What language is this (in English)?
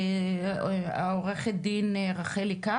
Hebrew